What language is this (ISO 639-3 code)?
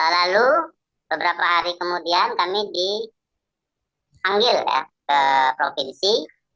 ind